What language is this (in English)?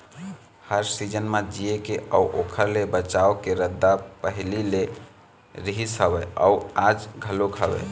Chhattisgarhi